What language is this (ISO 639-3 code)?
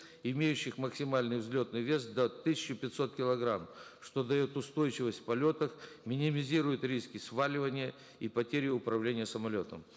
kaz